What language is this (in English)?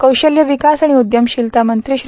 Marathi